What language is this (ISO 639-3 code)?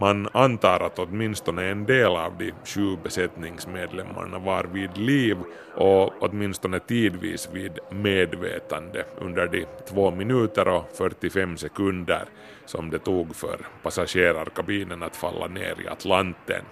swe